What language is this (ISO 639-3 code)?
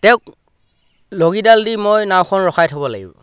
asm